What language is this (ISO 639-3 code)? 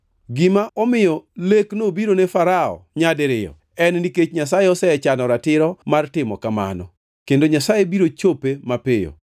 luo